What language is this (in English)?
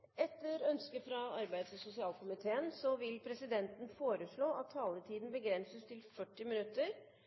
Norwegian Bokmål